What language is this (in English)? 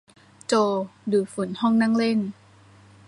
Thai